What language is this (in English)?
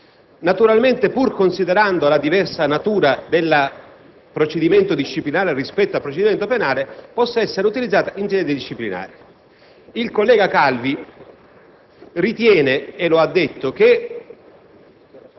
Italian